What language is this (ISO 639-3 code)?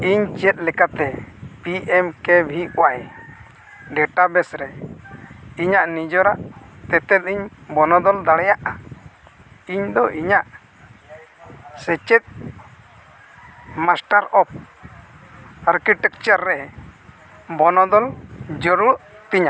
sat